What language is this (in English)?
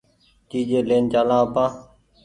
Goaria